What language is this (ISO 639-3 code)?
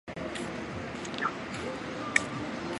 zho